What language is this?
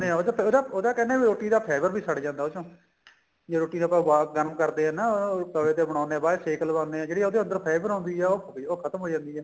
Punjabi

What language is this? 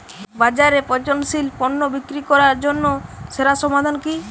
Bangla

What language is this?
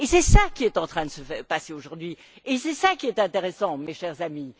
French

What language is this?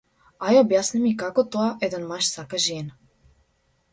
Macedonian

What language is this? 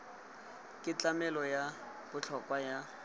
Tswana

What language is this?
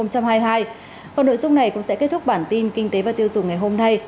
Vietnamese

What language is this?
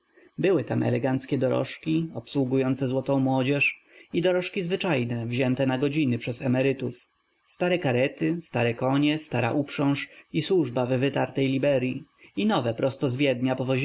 Polish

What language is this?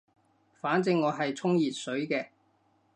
Cantonese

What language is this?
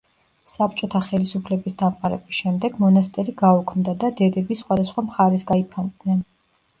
Georgian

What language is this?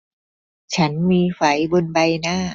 Thai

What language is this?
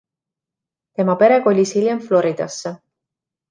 Estonian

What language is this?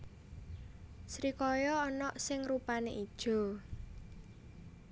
Javanese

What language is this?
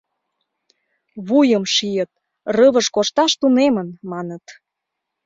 Mari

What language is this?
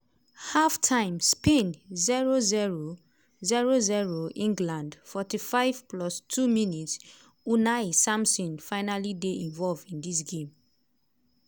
Nigerian Pidgin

